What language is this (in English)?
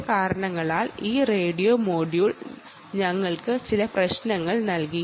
Malayalam